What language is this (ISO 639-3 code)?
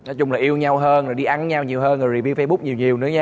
vie